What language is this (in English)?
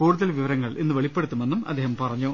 Malayalam